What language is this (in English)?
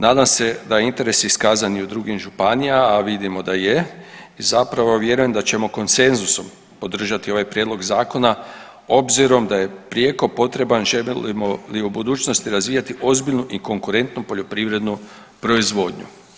Croatian